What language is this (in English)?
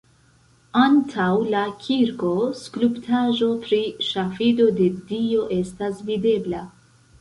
Esperanto